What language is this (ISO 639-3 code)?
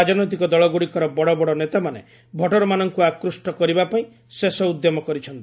ori